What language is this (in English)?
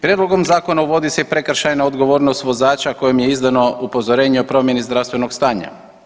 Croatian